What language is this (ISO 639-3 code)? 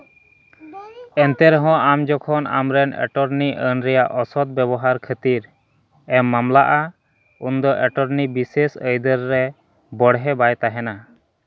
sat